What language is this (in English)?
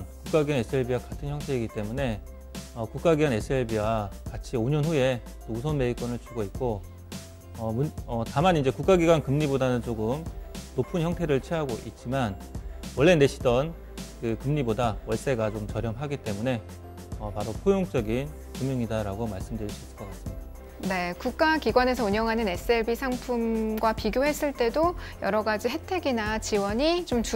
Korean